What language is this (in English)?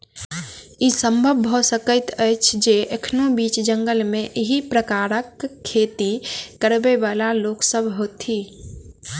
Maithili